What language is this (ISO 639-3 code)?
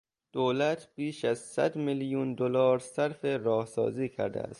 fas